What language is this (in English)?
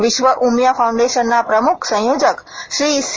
Gujarati